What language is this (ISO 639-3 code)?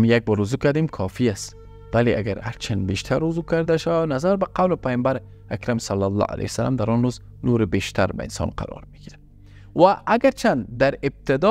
fas